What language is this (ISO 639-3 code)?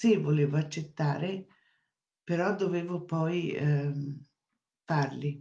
ita